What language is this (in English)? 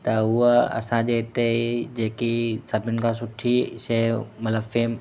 Sindhi